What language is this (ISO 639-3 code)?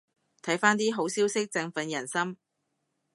yue